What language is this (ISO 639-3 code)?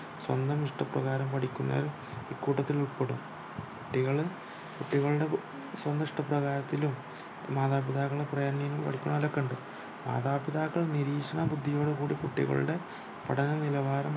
mal